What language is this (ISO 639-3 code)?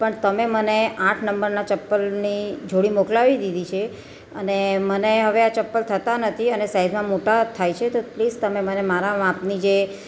guj